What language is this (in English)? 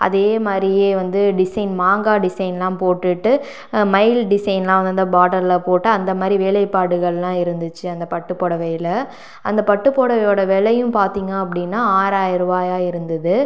Tamil